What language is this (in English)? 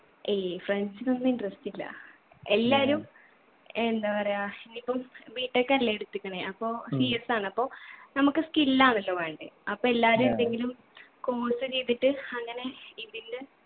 Malayalam